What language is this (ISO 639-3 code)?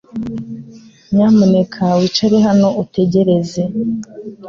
kin